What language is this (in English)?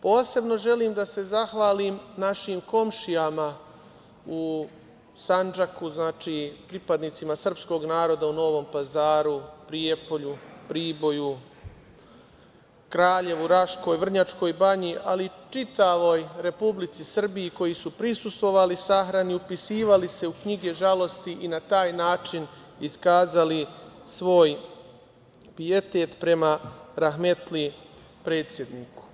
Serbian